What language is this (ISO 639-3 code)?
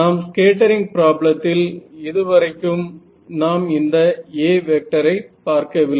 tam